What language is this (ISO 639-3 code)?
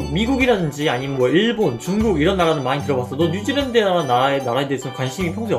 kor